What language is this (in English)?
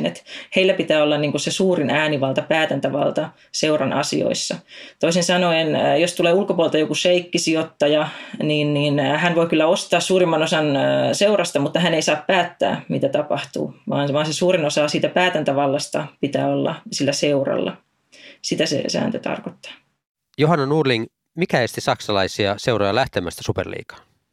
Finnish